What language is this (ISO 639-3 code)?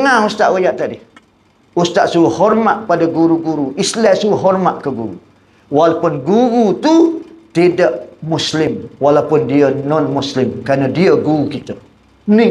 msa